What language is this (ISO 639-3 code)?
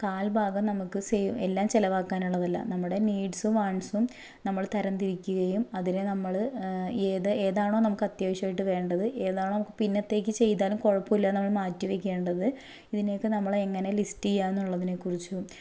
mal